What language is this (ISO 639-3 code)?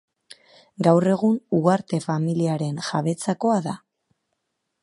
eus